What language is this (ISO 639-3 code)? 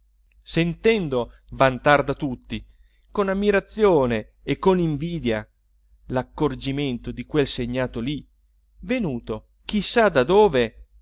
ita